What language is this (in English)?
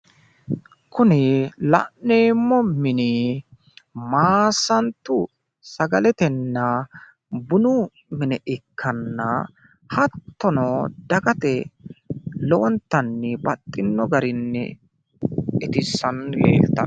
Sidamo